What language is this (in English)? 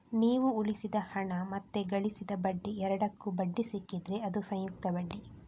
Kannada